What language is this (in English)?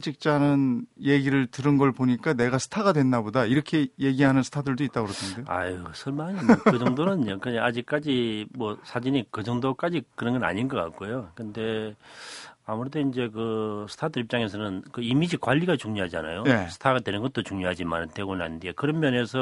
Korean